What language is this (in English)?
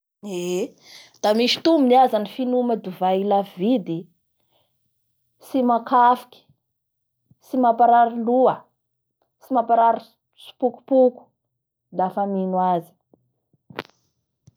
Bara Malagasy